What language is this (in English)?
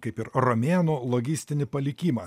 Lithuanian